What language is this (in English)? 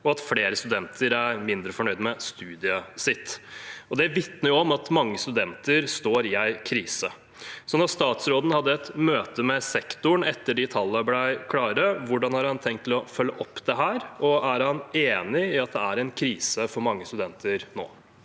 Norwegian